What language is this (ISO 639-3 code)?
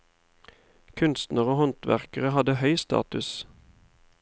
nor